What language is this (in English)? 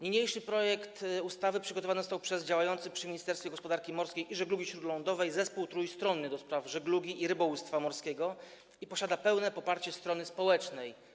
Polish